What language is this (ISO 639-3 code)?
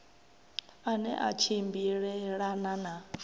ven